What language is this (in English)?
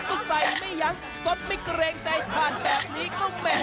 Thai